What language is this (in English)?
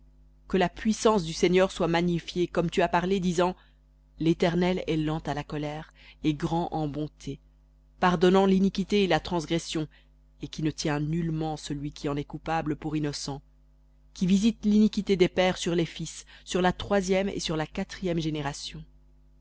French